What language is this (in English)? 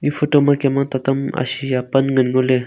Wancho Naga